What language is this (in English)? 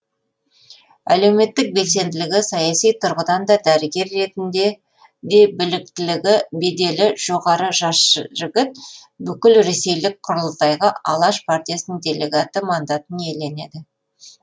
Kazakh